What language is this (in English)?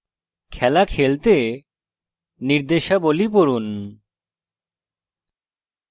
Bangla